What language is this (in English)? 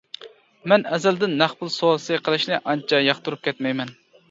Uyghur